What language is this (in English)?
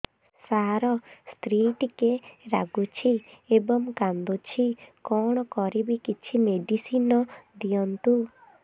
Odia